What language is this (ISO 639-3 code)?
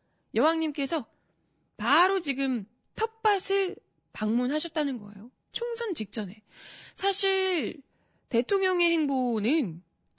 kor